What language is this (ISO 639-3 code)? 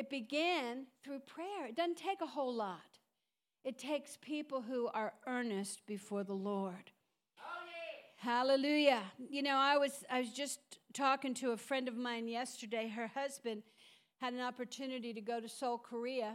eng